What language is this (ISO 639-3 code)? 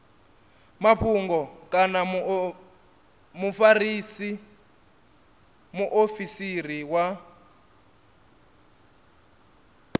ven